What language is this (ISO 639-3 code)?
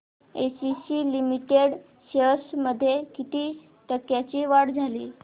mar